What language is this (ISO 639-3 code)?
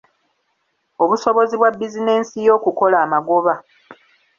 lug